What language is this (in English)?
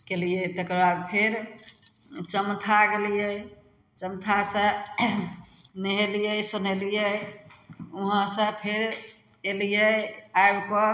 Maithili